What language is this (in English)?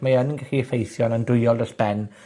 Welsh